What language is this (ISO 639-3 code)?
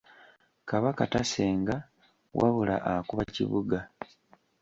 lug